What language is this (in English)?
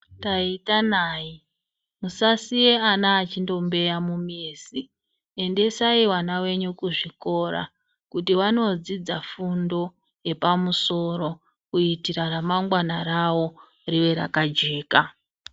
Ndau